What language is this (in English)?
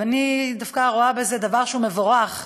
Hebrew